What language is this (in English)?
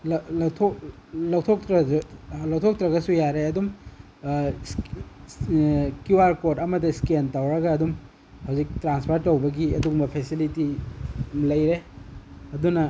Manipuri